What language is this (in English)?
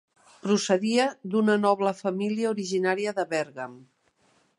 Catalan